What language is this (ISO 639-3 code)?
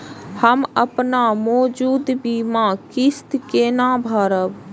mai